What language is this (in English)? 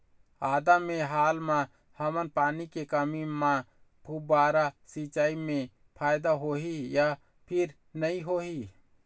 Chhattisgarhi